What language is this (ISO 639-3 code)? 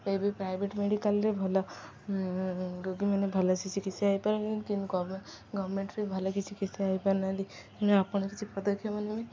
ori